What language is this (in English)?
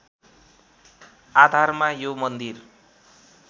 Nepali